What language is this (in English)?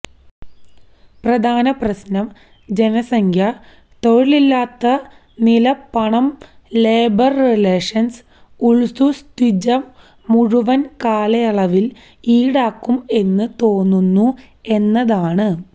Malayalam